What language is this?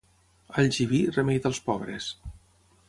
Catalan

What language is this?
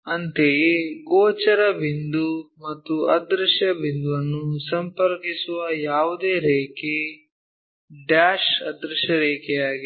Kannada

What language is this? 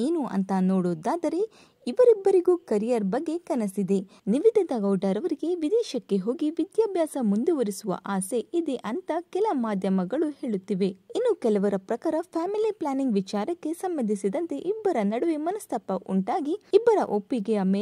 Kannada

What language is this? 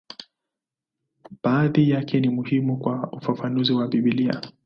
Swahili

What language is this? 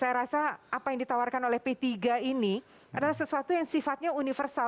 Indonesian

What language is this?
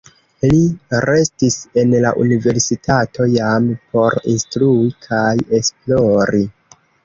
Esperanto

